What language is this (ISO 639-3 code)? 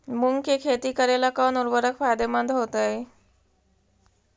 mag